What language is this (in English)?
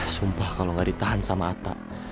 Indonesian